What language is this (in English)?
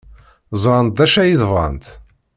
Kabyle